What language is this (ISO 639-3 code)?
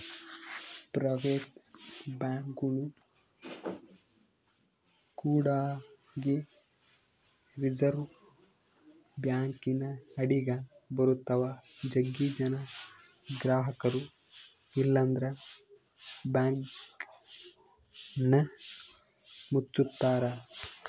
kan